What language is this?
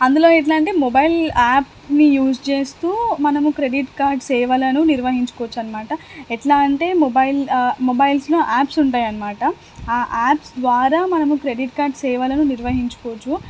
Telugu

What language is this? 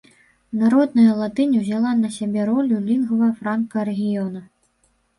Belarusian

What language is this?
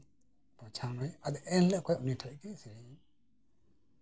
Santali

